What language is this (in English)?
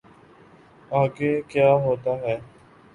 Urdu